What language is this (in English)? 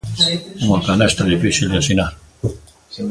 Galician